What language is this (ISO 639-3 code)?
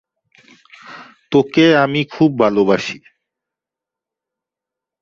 ben